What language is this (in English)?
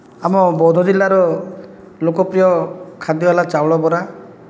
Odia